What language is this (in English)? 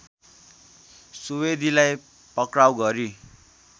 Nepali